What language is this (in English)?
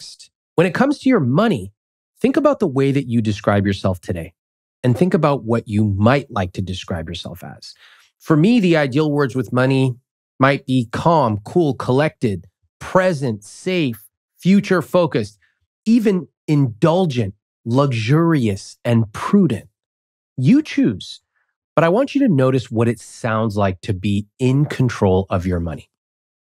English